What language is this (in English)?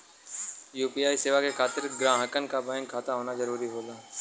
Bhojpuri